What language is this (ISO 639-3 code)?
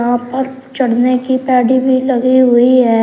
hin